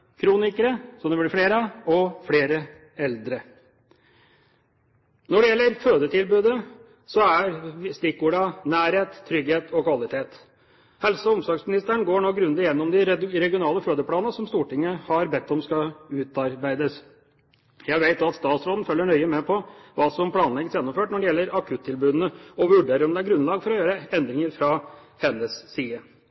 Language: Norwegian Bokmål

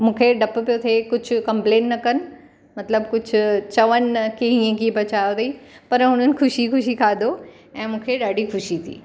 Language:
Sindhi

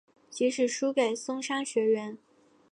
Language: Chinese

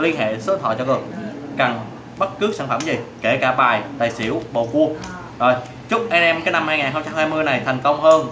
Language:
Vietnamese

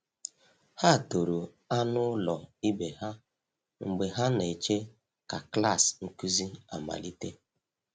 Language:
Igbo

